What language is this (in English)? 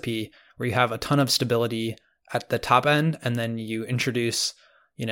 English